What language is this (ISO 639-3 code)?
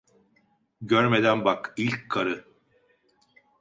tur